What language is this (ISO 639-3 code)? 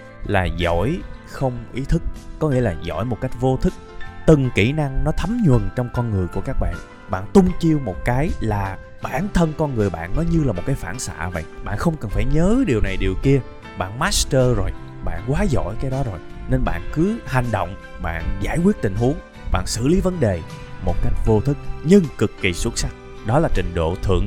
vie